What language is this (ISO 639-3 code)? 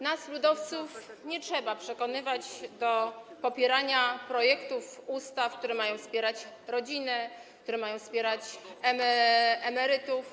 pol